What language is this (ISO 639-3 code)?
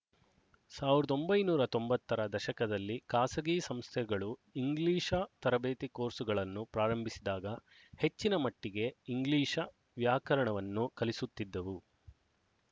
kan